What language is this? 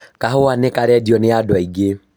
Kikuyu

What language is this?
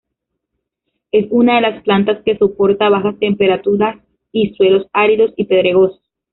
Spanish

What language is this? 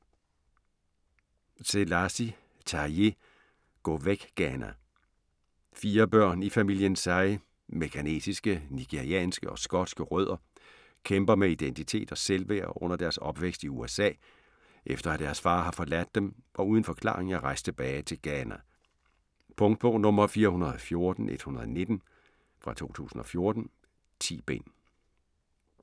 Danish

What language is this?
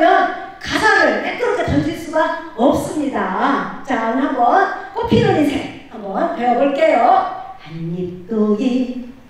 Korean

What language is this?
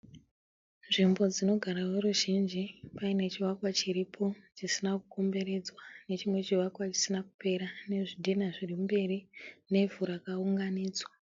Shona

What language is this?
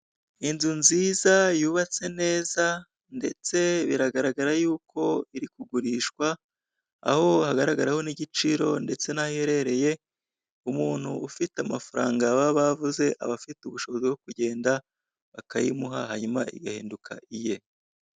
Kinyarwanda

